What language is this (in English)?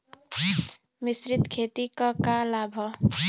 Bhojpuri